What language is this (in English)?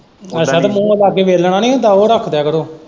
Punjabi